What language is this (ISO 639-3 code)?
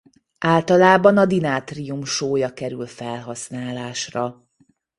hun